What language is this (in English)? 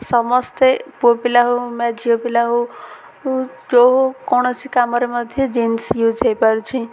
Odia